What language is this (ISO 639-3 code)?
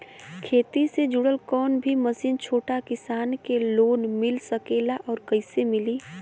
bho